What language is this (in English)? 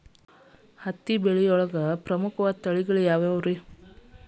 Kannada